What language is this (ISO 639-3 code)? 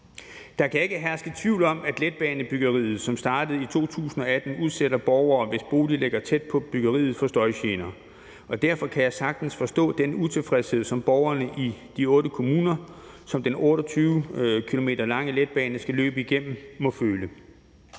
dan